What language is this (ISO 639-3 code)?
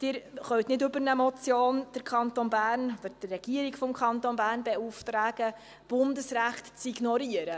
gsw